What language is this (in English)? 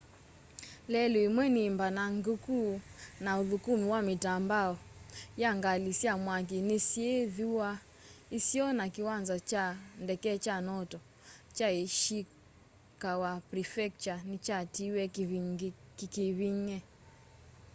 Kamba